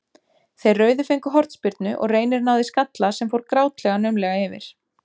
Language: Icelandic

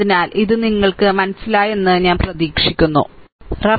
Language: Malayalam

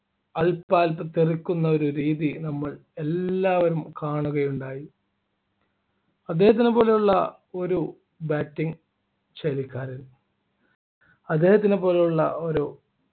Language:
Malayalam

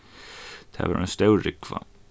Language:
Faroese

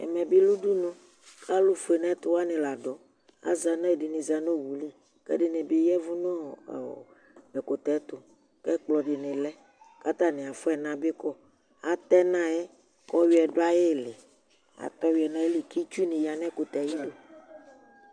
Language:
Ikposo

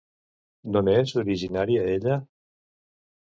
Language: Catalan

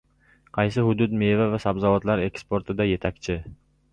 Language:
Uzbek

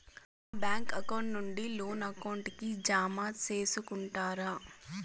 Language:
Telugu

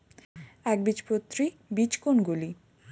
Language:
Bangla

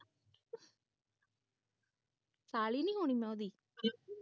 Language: Punjabi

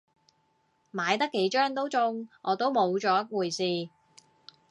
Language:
Cantonese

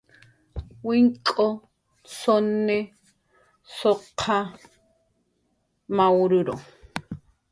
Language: Jaqaru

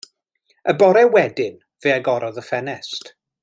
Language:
Welsh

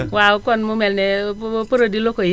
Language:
Wolof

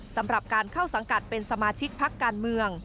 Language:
Thai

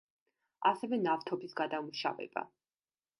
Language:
Georgian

